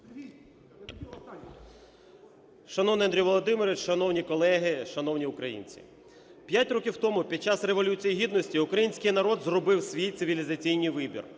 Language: Ukrainian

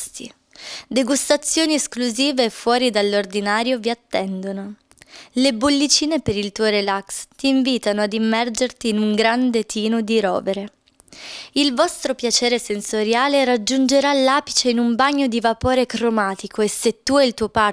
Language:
Italian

